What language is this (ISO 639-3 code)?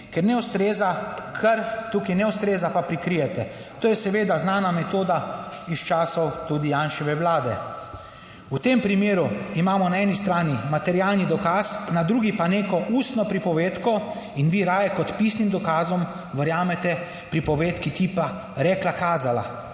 slv